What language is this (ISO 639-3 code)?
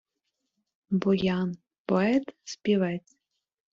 ukr